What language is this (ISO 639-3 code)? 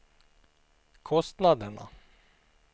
swe